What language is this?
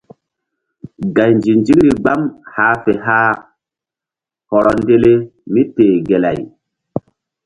Mbum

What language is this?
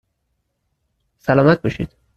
Persian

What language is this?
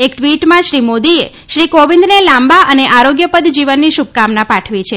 Gujarati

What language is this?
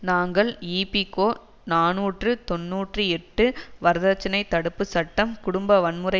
Tamil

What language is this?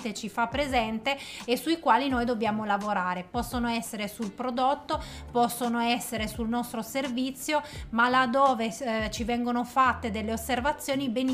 Italian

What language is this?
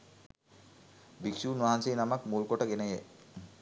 Sinhala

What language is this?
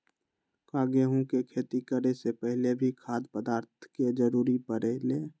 Magahi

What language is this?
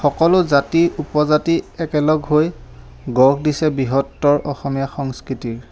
Assamese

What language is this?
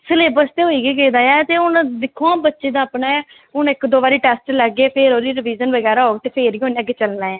Dogri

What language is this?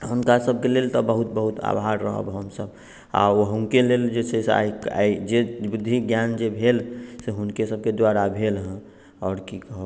Maithili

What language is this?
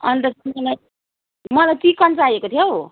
Nepali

